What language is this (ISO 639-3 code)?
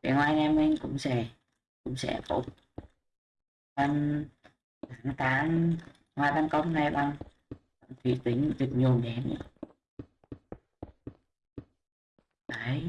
vie